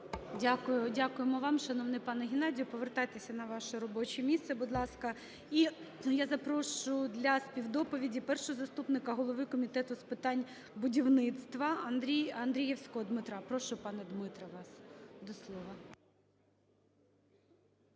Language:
Ukrainian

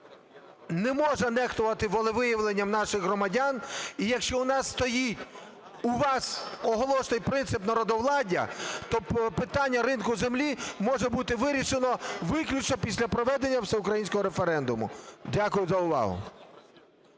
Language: Ukrainian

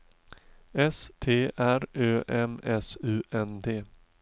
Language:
Swedish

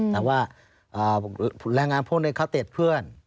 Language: Thai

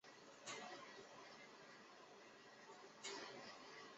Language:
Chinese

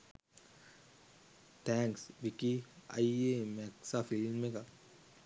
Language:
Sinhala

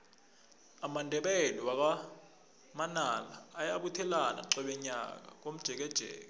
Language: South Ndebele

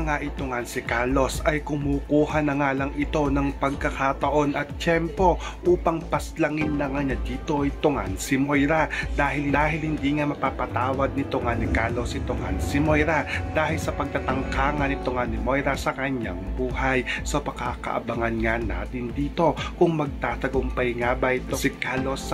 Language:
Filipino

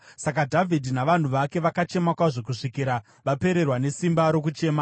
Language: Shona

